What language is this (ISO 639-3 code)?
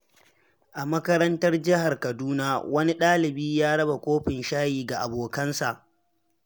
hau